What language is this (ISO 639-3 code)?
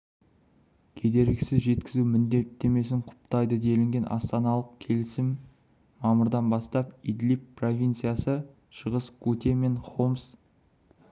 kaz